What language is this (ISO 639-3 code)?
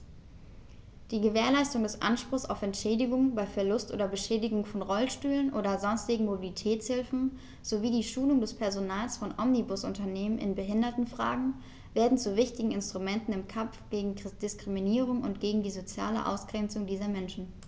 deu